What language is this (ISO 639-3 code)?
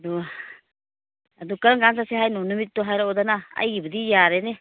mni